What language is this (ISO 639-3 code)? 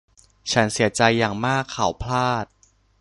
tha